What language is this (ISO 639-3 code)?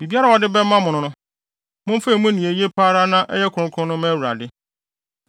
aka